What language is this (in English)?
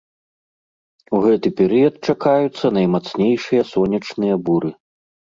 Belarusian